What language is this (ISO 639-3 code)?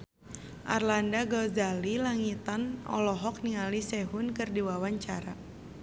sun